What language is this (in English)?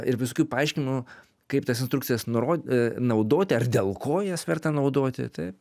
Lithuanian